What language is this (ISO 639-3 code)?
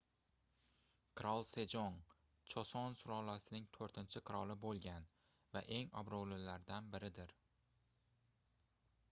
uzb